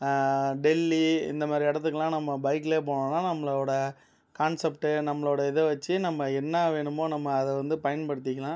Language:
Tamil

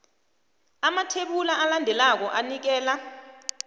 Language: South Ndebele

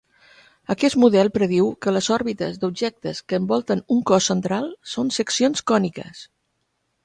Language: Catalan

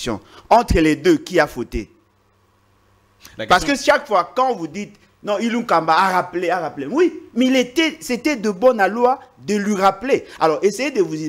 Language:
French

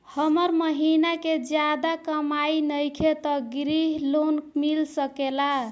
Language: Bhojpuri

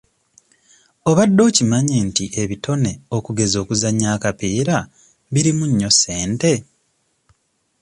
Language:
Ganda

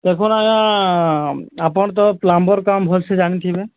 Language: Odia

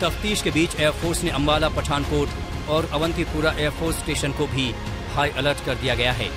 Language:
Hindi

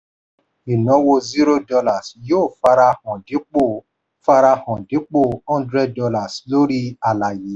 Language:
Yoruba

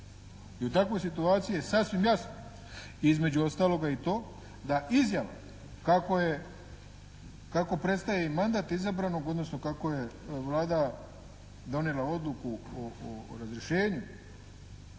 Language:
Croatian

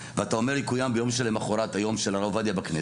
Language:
Hebrew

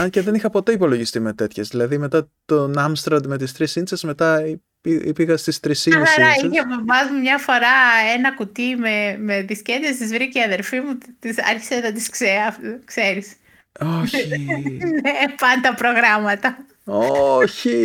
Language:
Greek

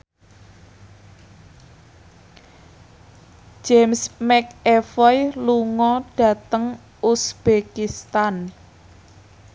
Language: Javanese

